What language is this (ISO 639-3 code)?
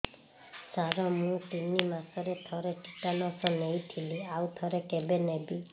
ori